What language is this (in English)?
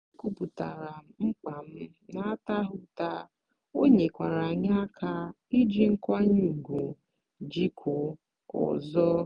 Igbo